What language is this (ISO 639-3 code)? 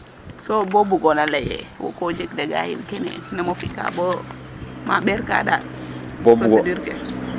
srr